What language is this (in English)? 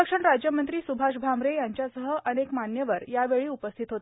Marathi